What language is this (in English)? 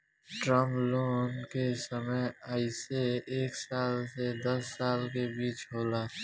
Bhojpuri